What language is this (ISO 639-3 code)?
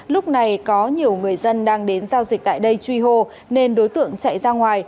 vie